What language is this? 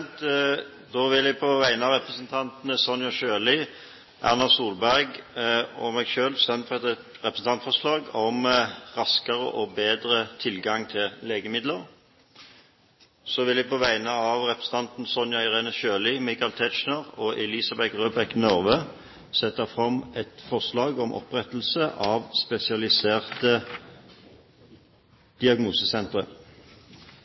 Norwegian Bokmål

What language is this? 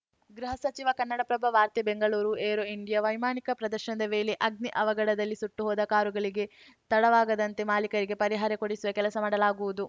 Kannada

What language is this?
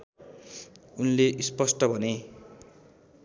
Nepali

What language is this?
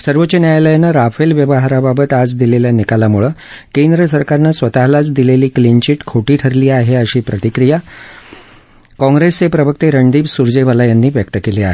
Marathi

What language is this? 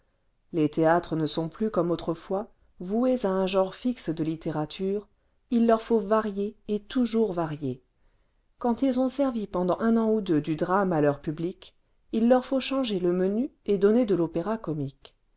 French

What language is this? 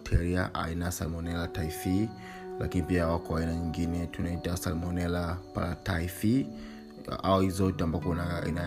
Swahili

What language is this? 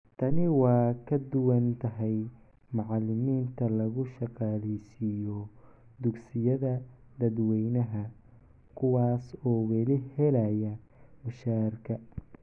Somali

